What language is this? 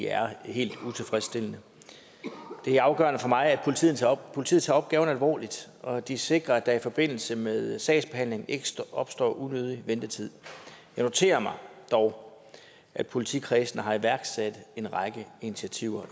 Danish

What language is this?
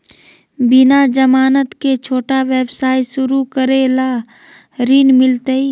Magahi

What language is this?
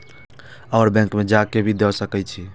Maithili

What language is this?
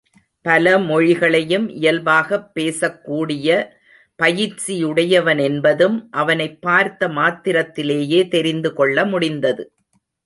Tamil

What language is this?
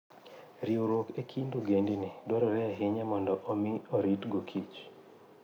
Luo (Kenya and Tanzania)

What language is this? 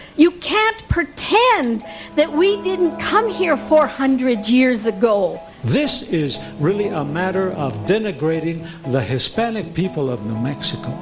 English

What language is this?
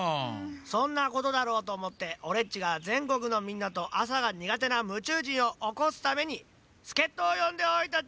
Japanese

